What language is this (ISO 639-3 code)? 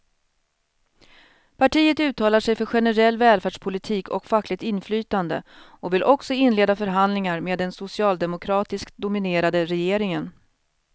swe